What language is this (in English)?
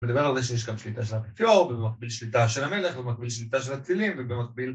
Hebrew